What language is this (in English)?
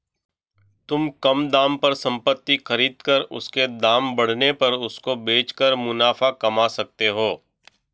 Hindi